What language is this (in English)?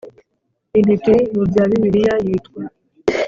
Kinyarwanda